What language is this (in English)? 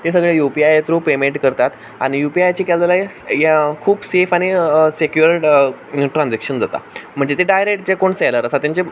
Konkani